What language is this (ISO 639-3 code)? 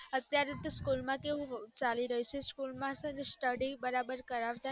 guj